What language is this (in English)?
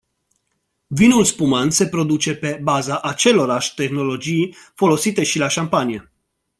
Romanian